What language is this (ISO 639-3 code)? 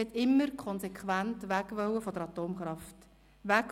gsw